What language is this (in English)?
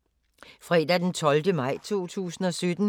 Danish